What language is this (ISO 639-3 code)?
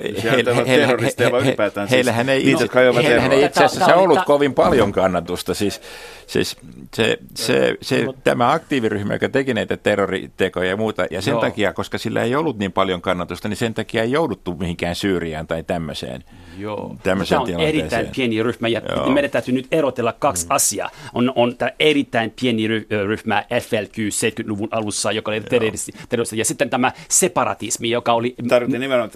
fin